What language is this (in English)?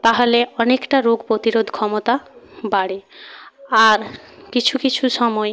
Bangla